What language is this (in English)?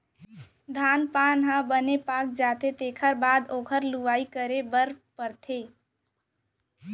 Chhattisgarhi